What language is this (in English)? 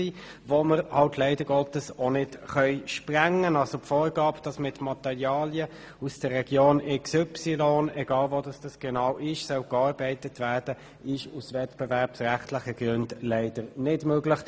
Swiss German